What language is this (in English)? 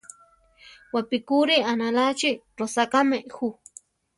Central Tarahumara